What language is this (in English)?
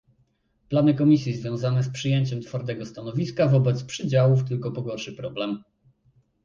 Polish